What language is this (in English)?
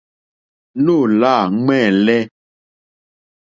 Mokpwe